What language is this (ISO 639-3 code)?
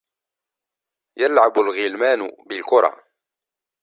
ara